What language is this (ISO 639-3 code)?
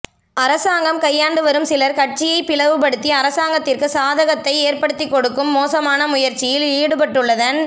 tam